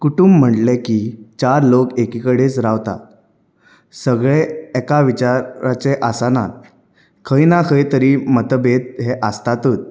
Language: Konkani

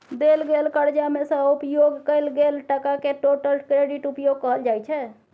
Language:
Maithili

